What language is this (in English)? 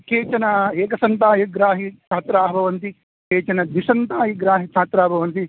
Sanskrit